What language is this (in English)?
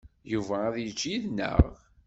Kabyle